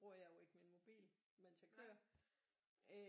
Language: Danish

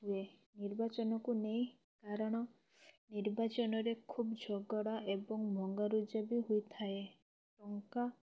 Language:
Odia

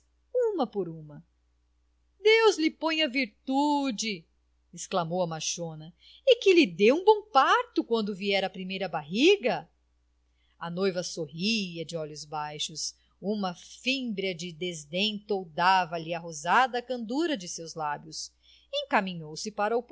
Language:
Portuguese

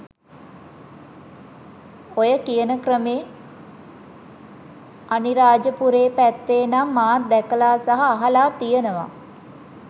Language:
Sinhala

